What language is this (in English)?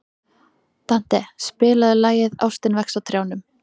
Icelandic